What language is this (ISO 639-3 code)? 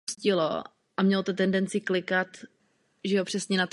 ces